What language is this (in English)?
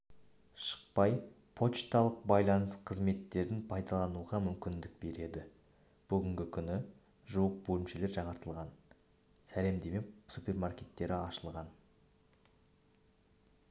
Kazakh